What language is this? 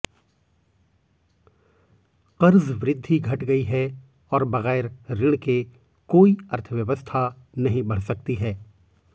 Hindi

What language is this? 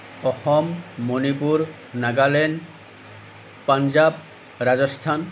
Assamese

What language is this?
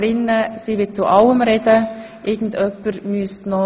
Swiss German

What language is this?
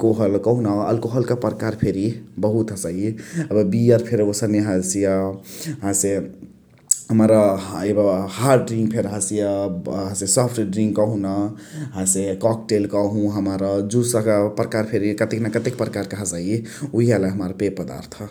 Chitwania Tharu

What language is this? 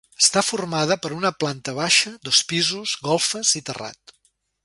Catalan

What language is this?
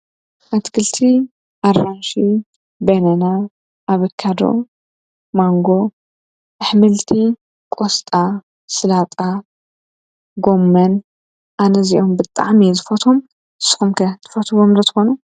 Tigrinya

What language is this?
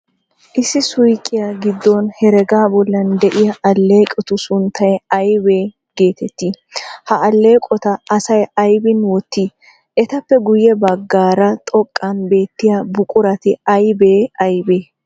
Wolaytta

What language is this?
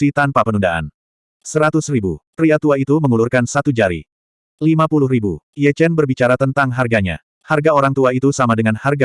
Indonesian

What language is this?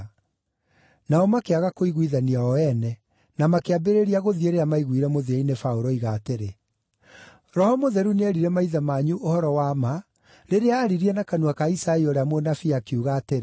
Kikuyu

